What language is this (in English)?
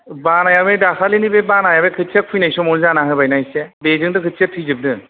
Bodo